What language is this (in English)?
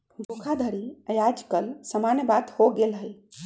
Magahi